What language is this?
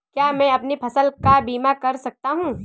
Hindi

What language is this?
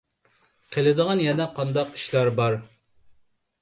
Uyghur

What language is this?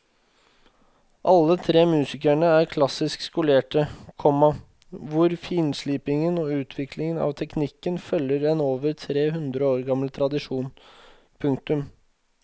Norwegian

